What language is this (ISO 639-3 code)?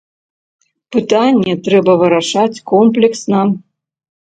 bel